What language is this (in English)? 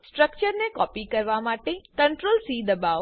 Gujarati